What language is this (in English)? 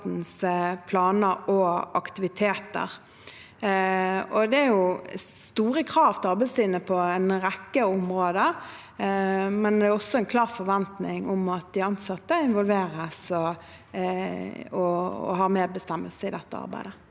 Norwegian